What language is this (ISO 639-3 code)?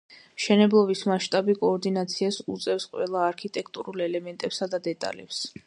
kat